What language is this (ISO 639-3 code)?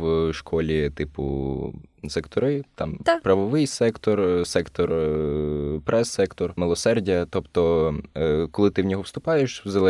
ukr